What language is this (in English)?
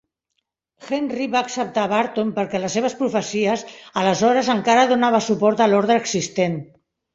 Catalan